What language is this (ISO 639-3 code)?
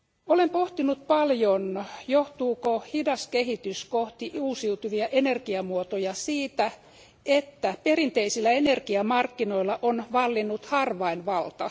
fin